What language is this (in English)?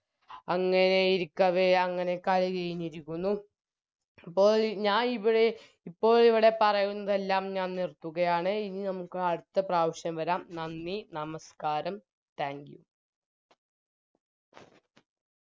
Malayalam